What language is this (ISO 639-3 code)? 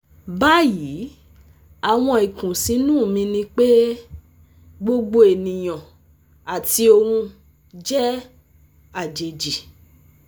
yor